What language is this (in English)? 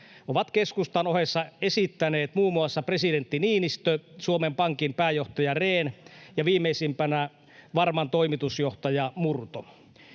Finnish